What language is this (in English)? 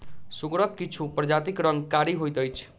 Maithili